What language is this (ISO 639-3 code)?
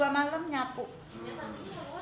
ind